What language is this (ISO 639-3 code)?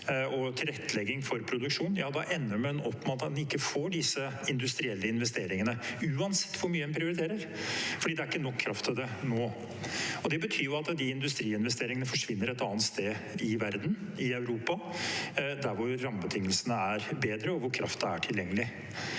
nor